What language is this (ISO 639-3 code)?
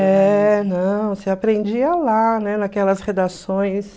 por